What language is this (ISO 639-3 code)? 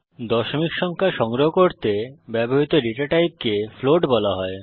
ben